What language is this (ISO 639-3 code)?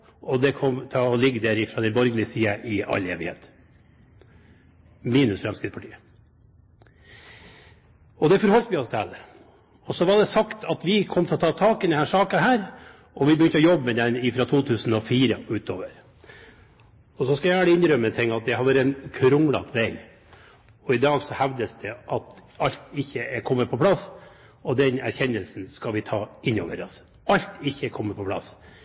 nob